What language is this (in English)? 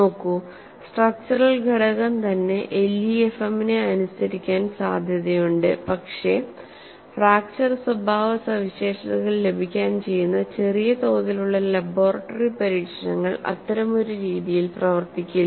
Malayalam